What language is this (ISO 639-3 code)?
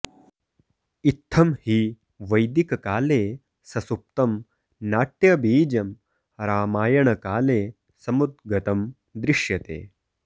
san